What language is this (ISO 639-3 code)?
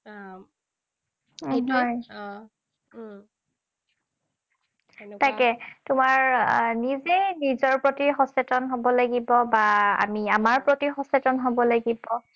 asm